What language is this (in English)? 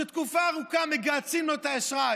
Hebrew